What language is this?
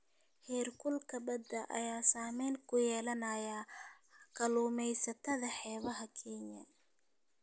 Somali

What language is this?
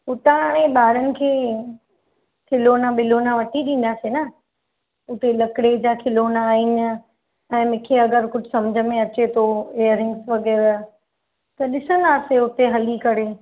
Sindhi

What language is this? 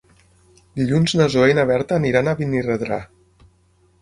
Catalan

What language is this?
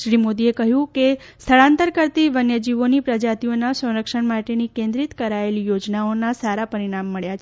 Gujarati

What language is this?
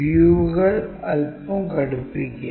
Malayalam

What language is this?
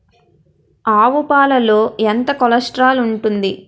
Telugu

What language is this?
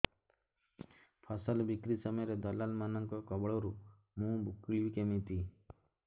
Odia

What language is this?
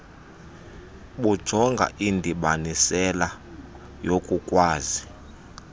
Xhosa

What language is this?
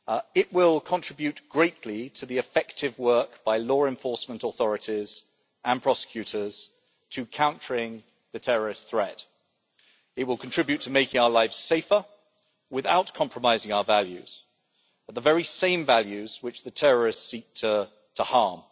English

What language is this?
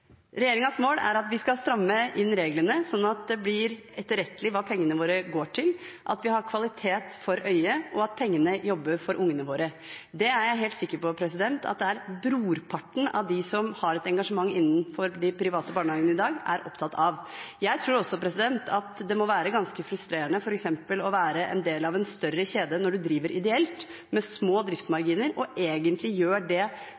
Norwegian Bokmål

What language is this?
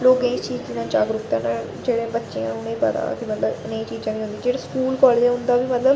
Dogri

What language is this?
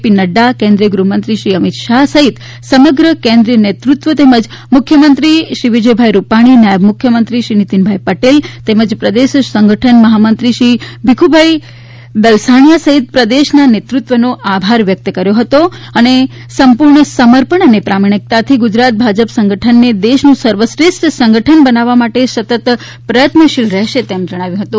Gujarati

